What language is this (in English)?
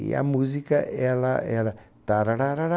Portuguese